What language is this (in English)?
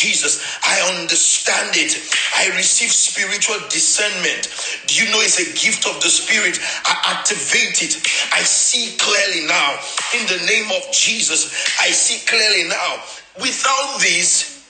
English